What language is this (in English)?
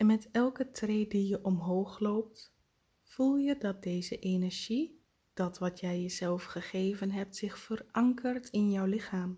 Dutch